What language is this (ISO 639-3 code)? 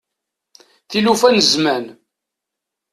kab